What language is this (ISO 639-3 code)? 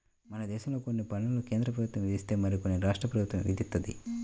tel